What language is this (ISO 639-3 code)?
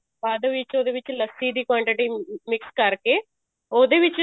pan